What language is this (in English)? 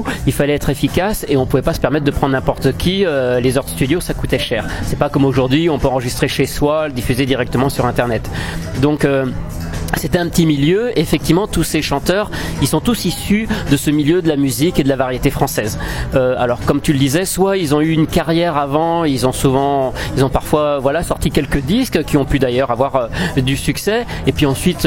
French